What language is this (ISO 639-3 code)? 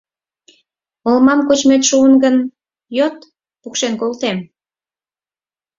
chm